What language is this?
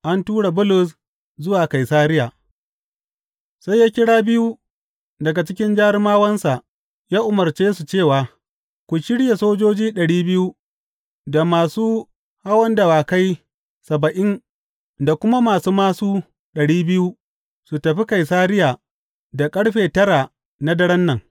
Hausa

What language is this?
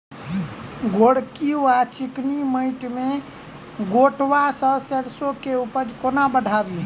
Maithili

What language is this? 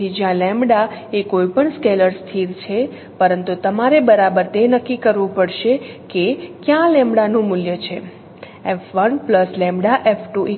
Gujarati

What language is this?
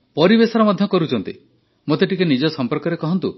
Odia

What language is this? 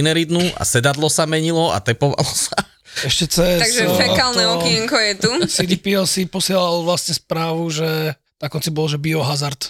Slovak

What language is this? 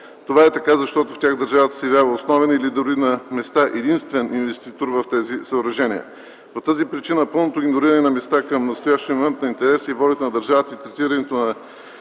Bulgarian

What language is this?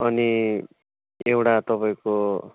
Nepali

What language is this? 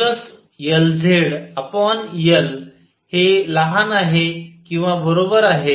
Marathi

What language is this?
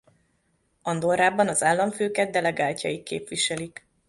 Hungarian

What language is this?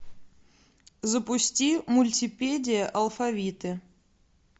Russian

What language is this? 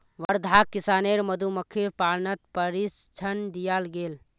Magahi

